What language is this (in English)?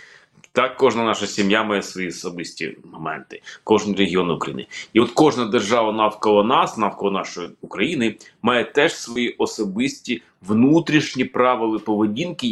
Ukrainian